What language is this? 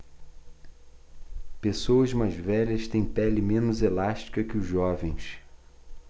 Portuguese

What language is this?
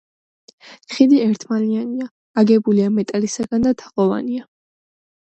Georgian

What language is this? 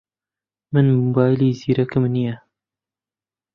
Central Kurdish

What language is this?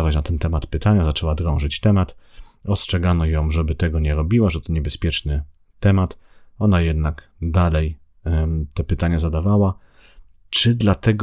Polish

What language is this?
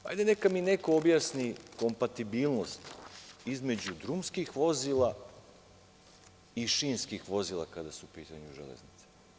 Serbian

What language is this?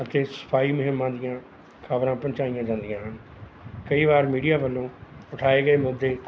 Punjabi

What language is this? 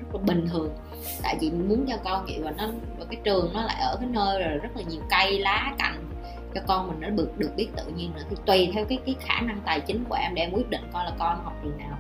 Vietnamese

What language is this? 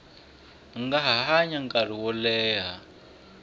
Tsonga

